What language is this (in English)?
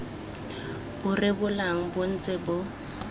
Tswana